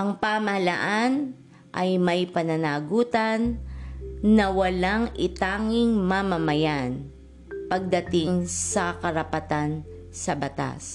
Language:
Filipino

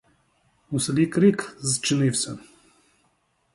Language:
Ukrainian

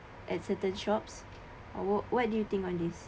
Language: English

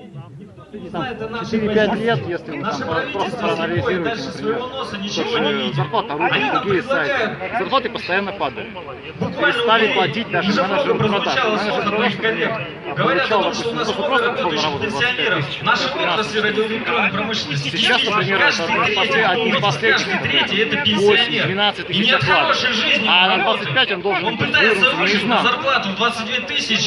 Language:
Russian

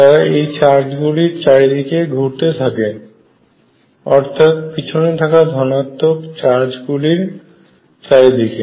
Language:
Bangla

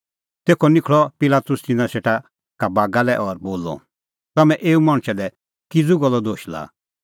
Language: Kullu Pahari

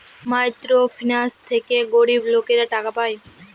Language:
Bangla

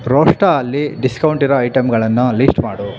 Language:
Kannada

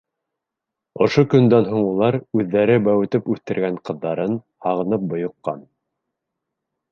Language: Bashkir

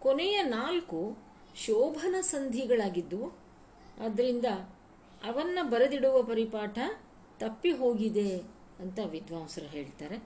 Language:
Kannada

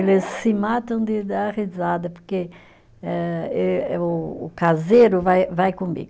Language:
Portuguese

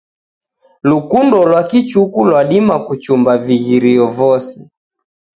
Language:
Taita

